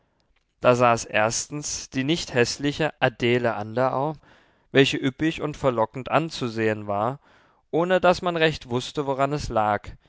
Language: German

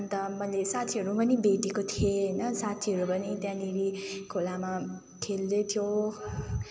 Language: Nepali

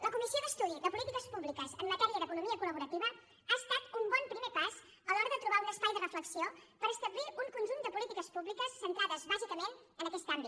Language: Catalan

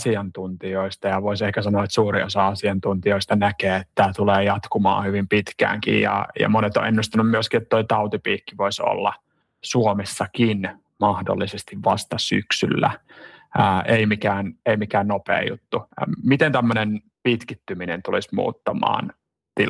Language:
Finnish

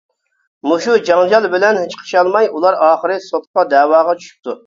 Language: Uyghur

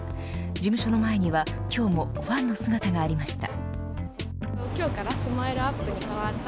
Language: Japanese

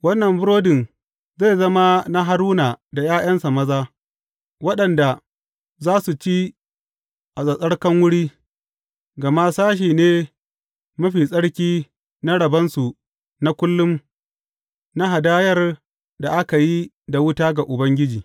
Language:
Hausa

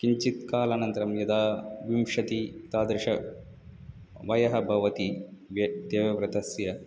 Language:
Sanskrit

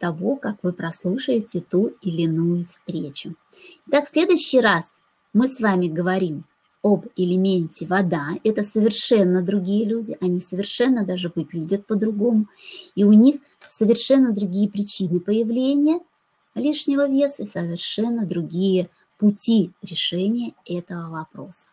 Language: Russian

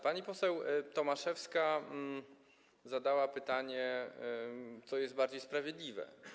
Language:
Polish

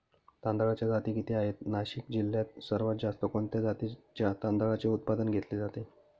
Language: Marathi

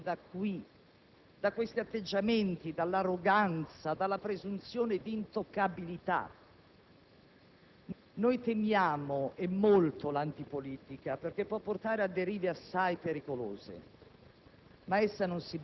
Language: Italian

